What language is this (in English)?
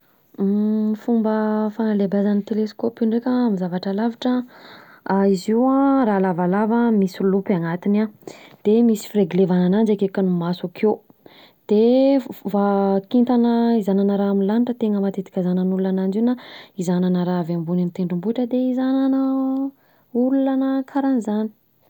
Southern Betsimisaraka Malagasy